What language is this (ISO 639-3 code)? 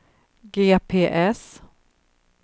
swe